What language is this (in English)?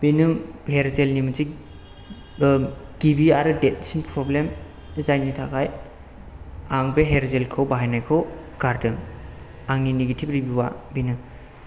Bodo